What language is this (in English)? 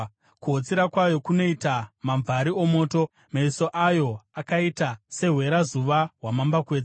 Shona